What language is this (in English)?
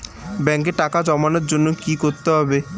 Bangla